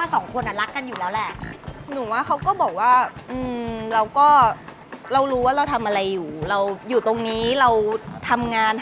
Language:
Thai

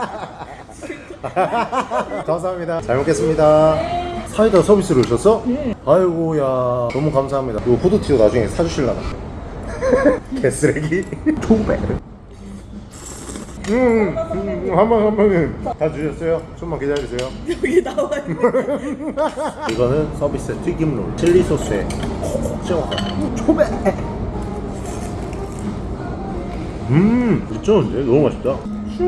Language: Korean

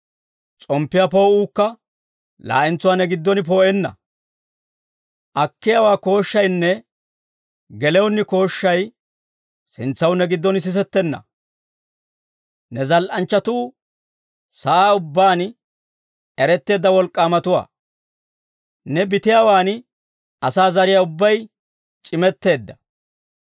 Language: Dawro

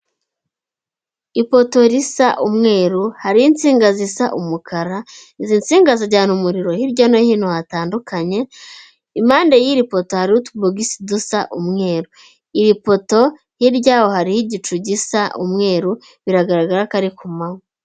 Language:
Kinyarwanda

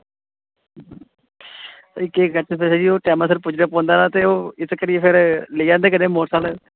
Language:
Dogri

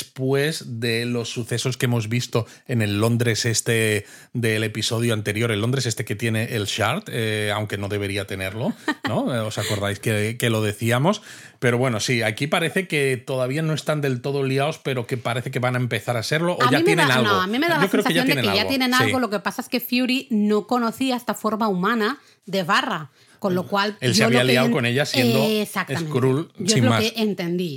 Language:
Spanish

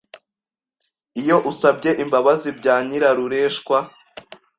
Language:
Kinyarwanda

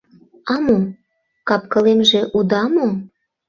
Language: Mari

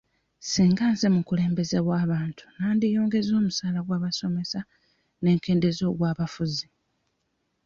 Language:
Ganda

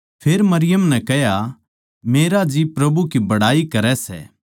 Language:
Haryanvi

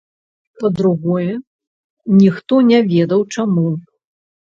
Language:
Belarusian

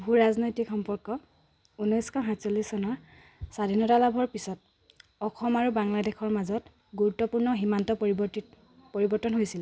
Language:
Assamese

